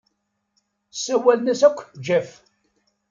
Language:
Kabyle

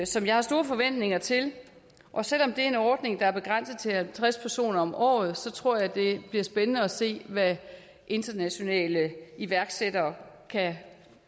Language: Danish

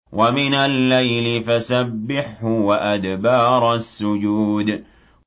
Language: Arabic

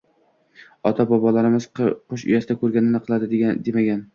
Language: Uzbek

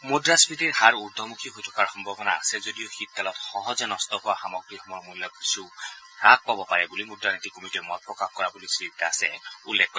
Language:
Assamese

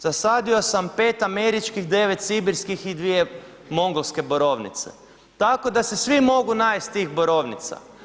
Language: Croatian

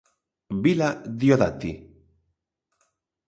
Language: Galician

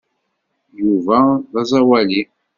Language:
Kabyle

